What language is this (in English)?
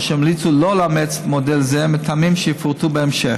Hebrew